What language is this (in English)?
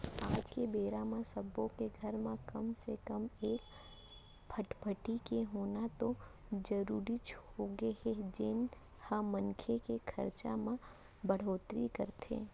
Chhattisgarhi